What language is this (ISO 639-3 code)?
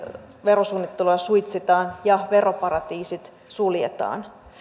fin